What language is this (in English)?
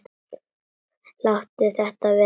Icelandic